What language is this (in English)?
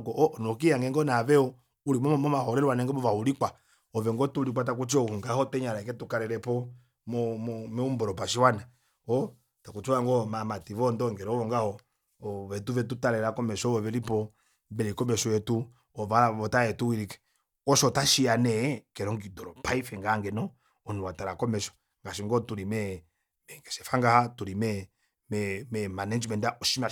Kuanyama